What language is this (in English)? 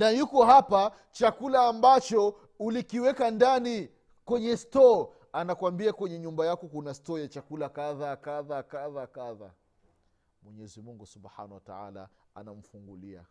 Swahili